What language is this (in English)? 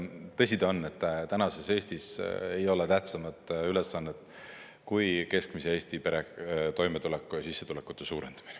Estonian